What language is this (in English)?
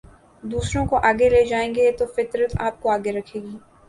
Urdu